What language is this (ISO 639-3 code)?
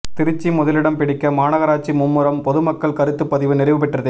tam